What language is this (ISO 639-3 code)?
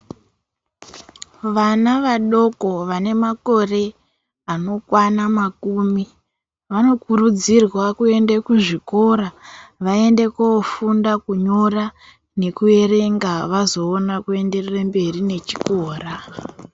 ndc